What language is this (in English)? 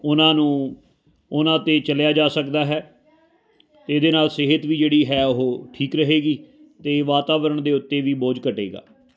Punjabi